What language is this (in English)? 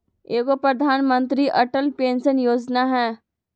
Magahi